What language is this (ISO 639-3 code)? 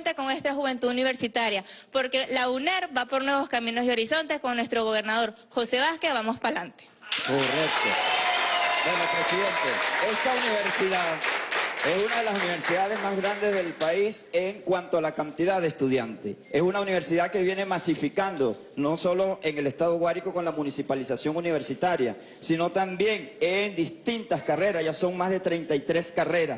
spa